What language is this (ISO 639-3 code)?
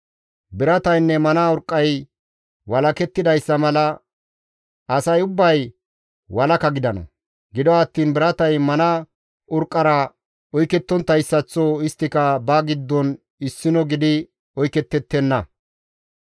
gmv